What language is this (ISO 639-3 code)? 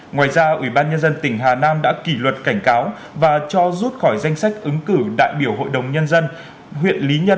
vie